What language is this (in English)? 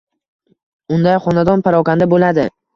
Uzbek